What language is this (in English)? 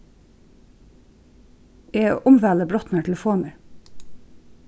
Faroese